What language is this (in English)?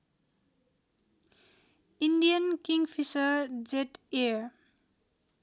Nepali